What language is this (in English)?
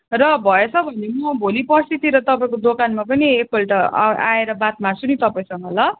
Nepali